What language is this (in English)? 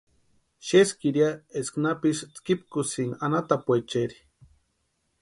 Western Highland Purepecha